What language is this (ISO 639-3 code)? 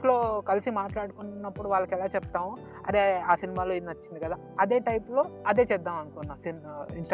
tel